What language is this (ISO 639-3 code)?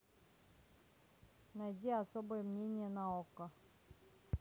rus